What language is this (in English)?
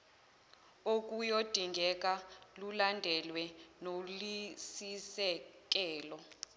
Zulu